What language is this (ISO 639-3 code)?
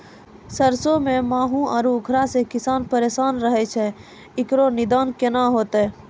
mai